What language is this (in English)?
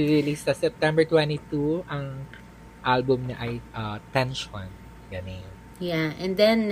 Filipino